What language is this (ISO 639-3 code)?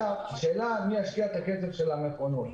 heb